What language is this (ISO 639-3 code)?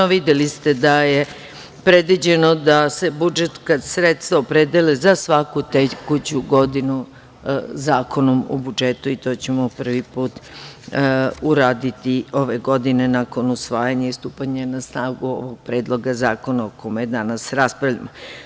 srp